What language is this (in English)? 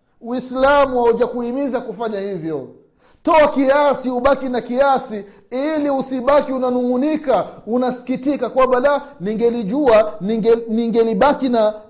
Swahili